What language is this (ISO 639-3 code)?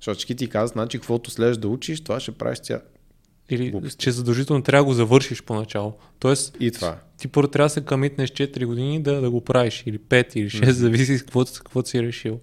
bul